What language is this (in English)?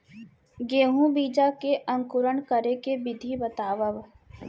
Chhattisgarhi